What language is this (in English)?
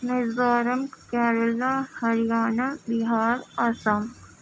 Urdu